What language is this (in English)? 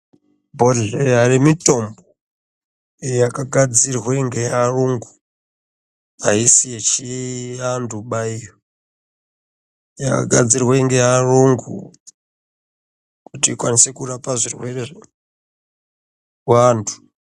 Ndau